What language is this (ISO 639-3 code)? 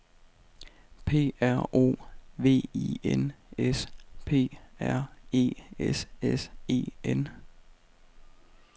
dan